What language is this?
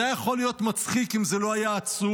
Hebrew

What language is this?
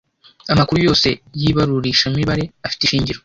Kinyarwanda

